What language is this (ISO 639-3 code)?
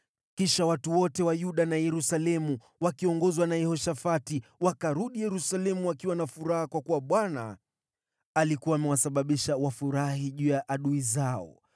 swa